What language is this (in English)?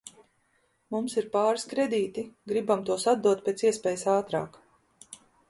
Latvian